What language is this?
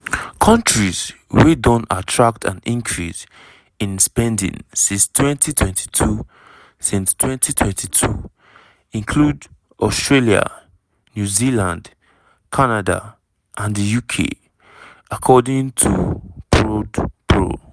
Nigerian Pidgin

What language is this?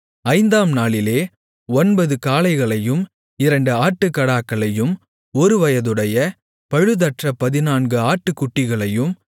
Tamil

